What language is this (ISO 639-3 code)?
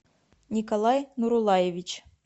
rus